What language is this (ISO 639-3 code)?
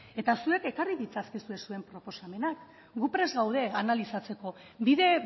eus